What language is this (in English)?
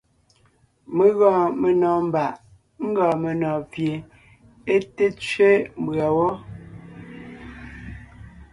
Ngiemboon